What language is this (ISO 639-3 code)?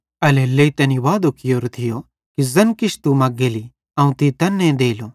bhd